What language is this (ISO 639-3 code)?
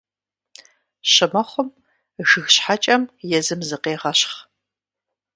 kbd